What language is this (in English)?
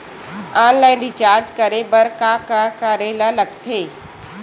Chhattisgarhi